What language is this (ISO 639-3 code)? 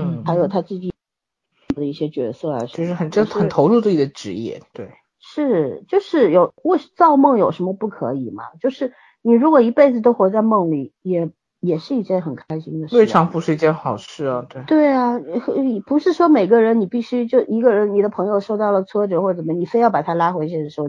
zho